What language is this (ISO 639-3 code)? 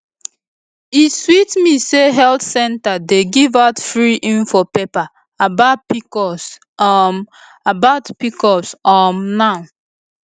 pcm